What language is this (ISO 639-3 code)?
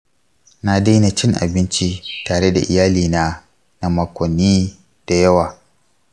hau